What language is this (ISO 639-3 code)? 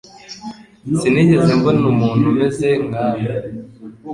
kin